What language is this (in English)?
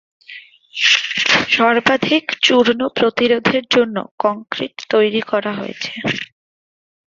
Bangla